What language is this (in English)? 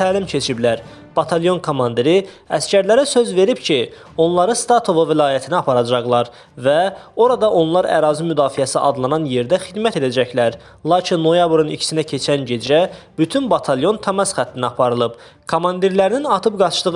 Turkish